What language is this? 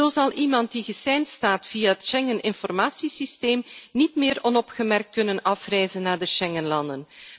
Dutch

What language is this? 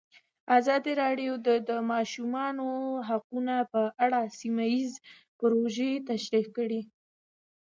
Pashto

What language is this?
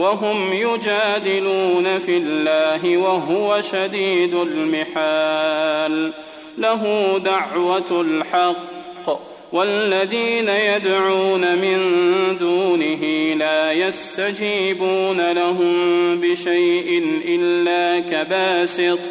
Arabic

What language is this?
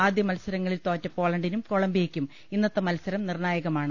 Malayalam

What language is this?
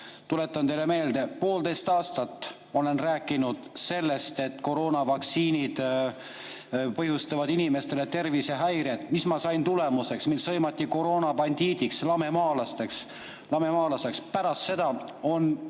Estonian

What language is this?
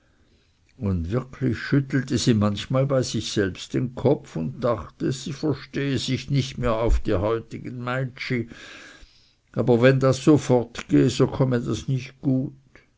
German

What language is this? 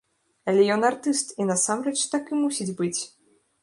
Belarusian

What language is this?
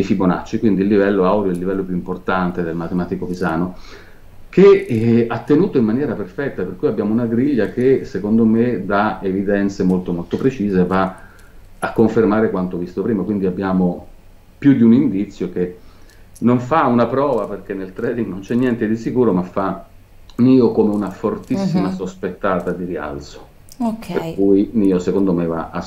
Italian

